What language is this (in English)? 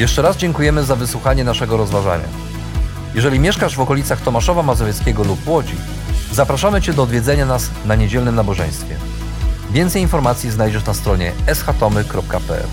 Polish